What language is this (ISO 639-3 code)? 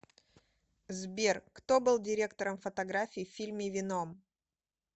rus